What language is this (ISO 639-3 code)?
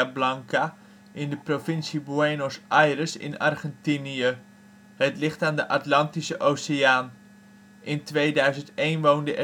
nld